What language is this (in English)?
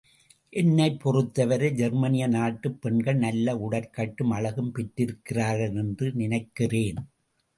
Tamil